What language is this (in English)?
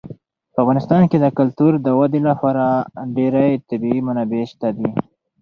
Pashto